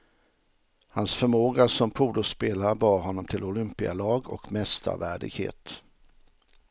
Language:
Swedish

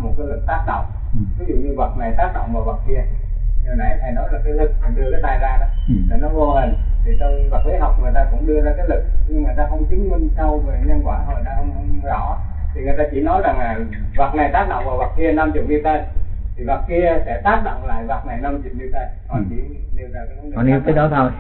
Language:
Vietnamese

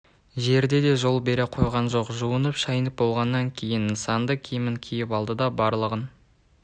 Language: Kazakh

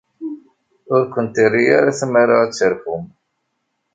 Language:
Kabyle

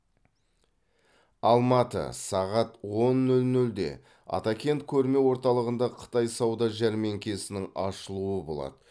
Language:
Kazakh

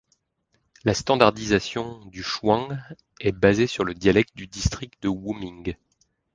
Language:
French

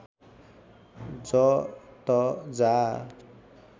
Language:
Nepali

